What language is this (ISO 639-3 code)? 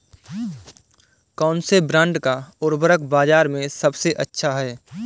hin